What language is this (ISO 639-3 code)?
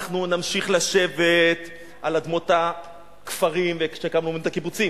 heb